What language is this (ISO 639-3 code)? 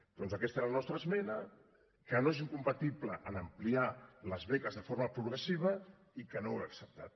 cat